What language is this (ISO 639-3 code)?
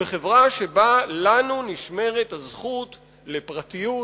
heb